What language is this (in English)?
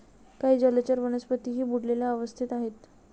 Marathi